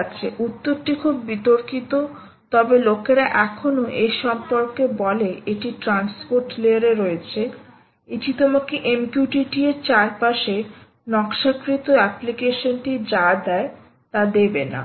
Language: Bangla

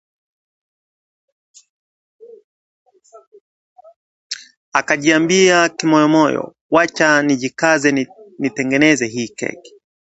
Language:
Swahili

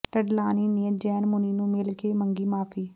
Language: Punjabi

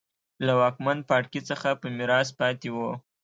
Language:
Pashto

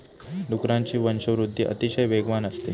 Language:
Marathi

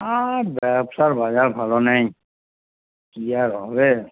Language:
Bangla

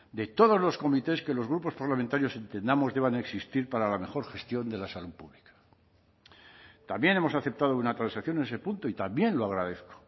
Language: Spanish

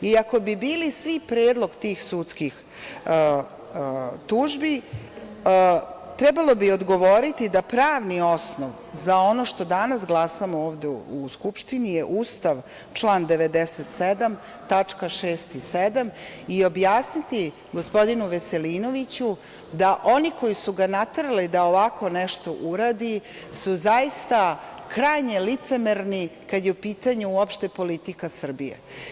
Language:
Serbian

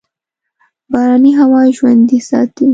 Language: Pashto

